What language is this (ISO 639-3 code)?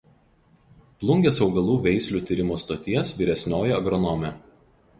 lit